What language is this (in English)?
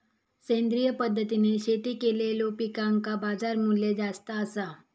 Marathi